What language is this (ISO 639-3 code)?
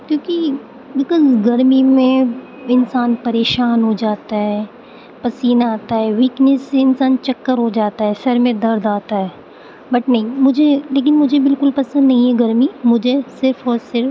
urd